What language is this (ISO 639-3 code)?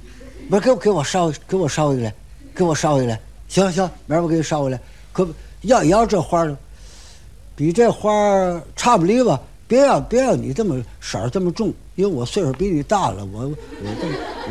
zho